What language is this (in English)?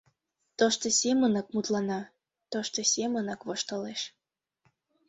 Mari